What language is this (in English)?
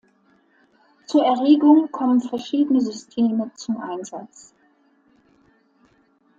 German